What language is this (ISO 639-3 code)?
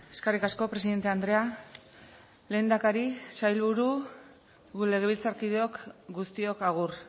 eus